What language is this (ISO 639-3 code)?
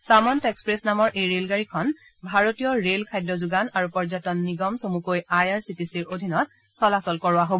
asm